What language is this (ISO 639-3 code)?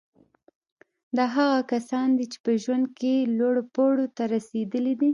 pus